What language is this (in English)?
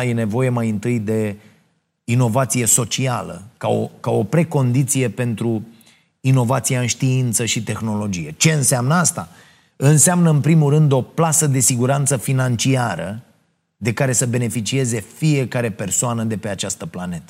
Romanian